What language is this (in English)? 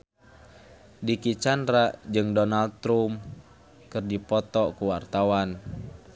Sundanese